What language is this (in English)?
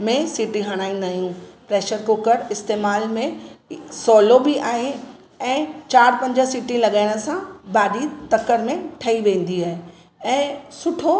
Sindhi